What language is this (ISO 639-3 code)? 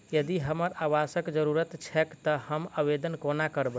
mai